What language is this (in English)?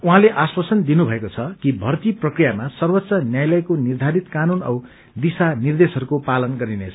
Nepali